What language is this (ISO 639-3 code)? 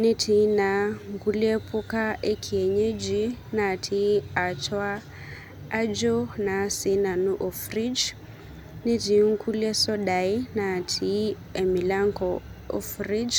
mas